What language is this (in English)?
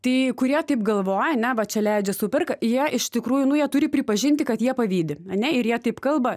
Lithuanian